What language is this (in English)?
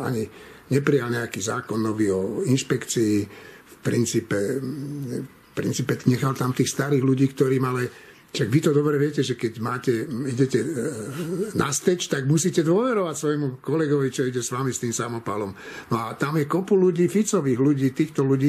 Slovak